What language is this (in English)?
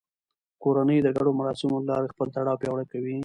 Pashto